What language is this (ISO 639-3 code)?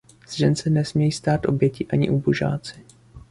ces